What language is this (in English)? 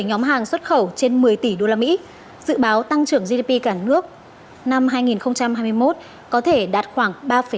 Vietnamese